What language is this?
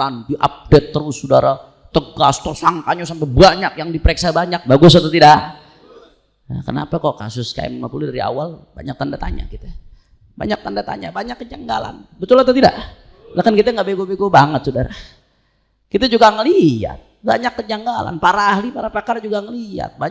Indonesian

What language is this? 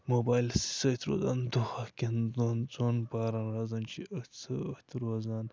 Kashmiri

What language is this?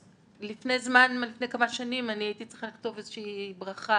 Hebrew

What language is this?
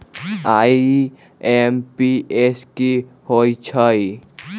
Magahi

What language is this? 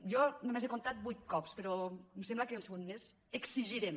Catalan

